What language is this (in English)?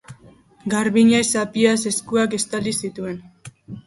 Basque